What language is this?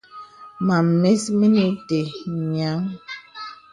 Bebele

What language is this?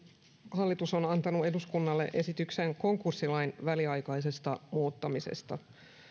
Finnish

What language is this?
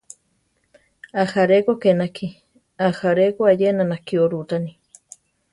Central Tarahumara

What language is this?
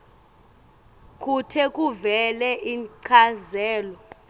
Swati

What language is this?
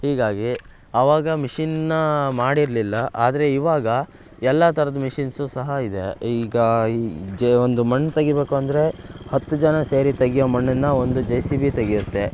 Kannada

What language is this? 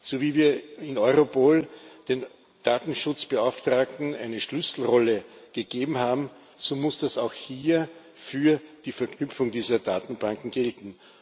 German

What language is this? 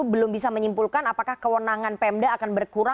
Indonesian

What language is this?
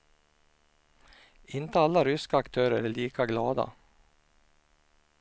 Swedish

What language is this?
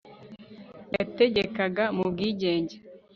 Kinyarwanda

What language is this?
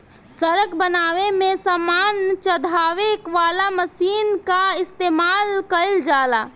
Bhojpuri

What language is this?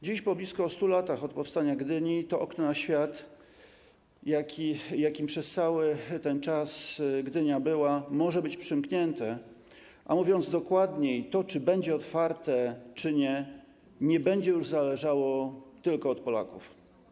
Polish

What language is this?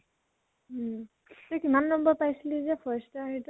Assamese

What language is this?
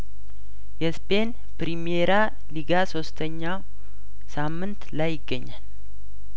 Amharic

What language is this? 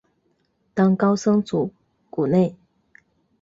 Chinese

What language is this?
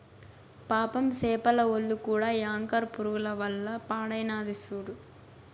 Telugu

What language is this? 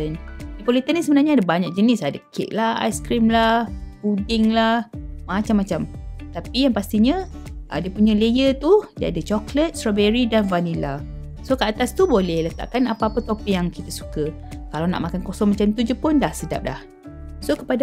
Malay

